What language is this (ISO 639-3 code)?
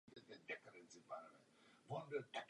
ces